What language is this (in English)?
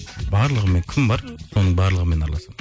Kazakh